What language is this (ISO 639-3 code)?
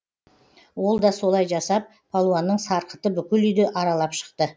kaz